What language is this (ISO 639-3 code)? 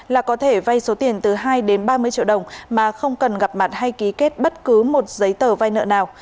vie